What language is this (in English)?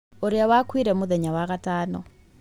Kikuyu